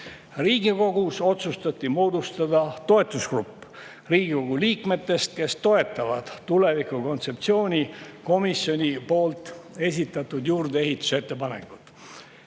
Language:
Estonian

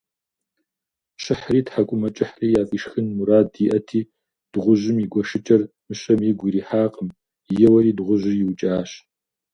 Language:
Kabardian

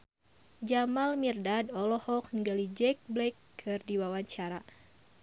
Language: Sundanese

